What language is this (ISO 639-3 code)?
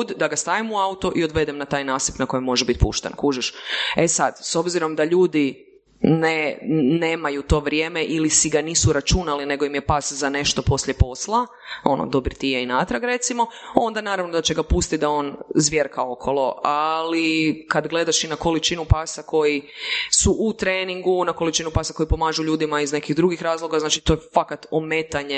hrv